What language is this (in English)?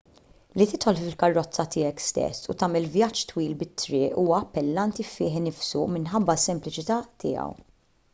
Maltese